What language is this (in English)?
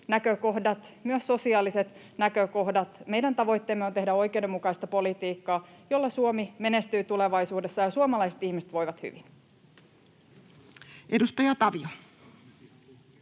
Finnish